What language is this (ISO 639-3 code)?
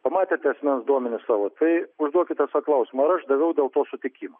lit